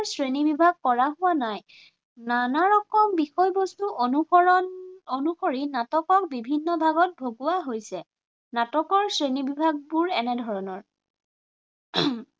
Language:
Assamese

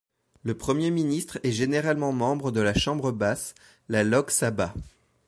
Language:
French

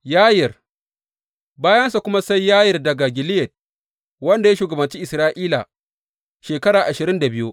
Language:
Hausa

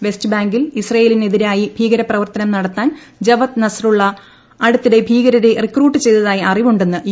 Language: Malayalam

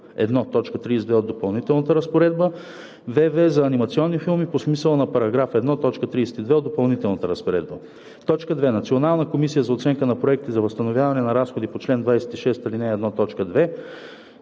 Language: Bulgarian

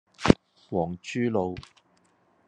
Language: Cantonese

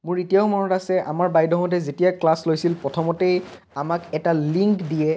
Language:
Assamese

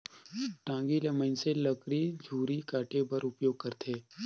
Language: Chhattisgarhi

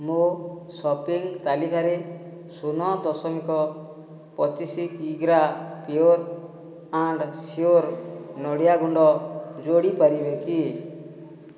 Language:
Odia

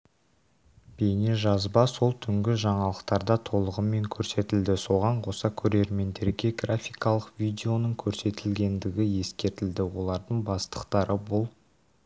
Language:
Kazakh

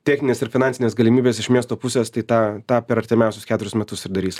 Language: Lithuanian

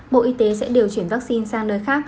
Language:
Vietnamese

